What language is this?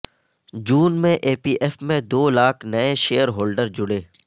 Urdu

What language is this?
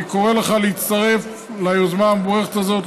Hebrew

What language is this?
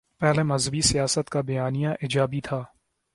Urdu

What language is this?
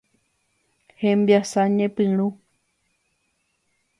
Guarani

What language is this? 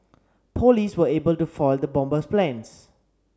English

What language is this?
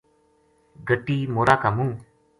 Gujari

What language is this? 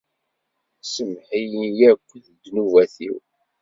Kabyle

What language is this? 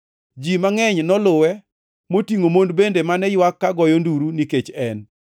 Luo (Kenya and Tanzania)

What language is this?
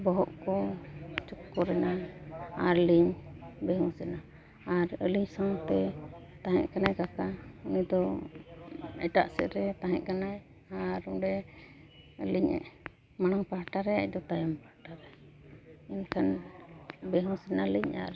Santali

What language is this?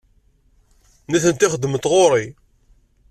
Kabyle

